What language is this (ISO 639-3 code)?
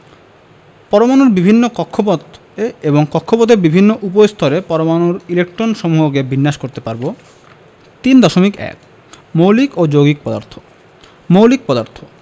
ben